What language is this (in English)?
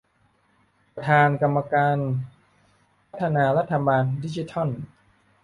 Thai